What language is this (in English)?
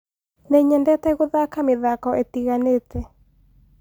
Kikuyu